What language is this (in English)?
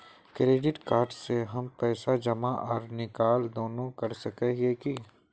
Magahi